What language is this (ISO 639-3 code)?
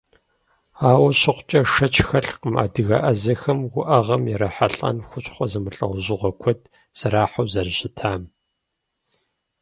kbd